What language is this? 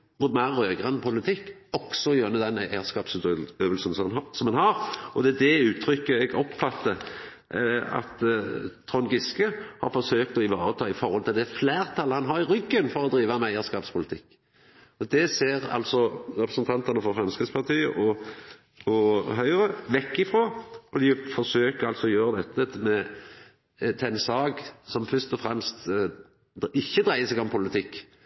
Norwegian Nynorsk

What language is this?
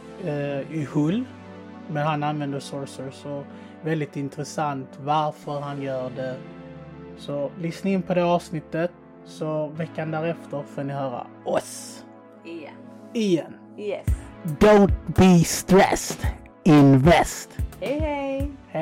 Swedish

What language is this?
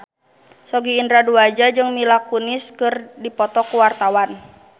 Sundanese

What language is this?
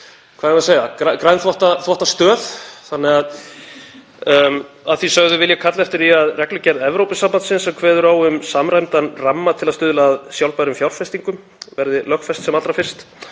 Icelandic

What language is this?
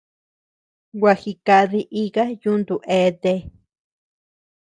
Tepeuxila Cuicatec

